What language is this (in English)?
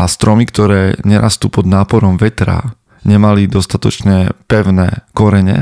Slovak